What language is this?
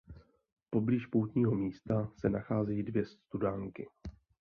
Czech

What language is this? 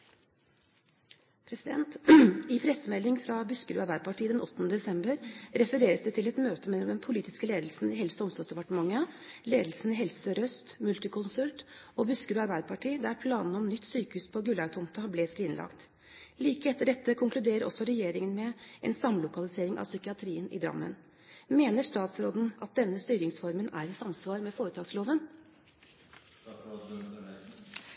Norwegian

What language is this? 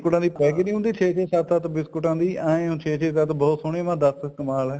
Punjabi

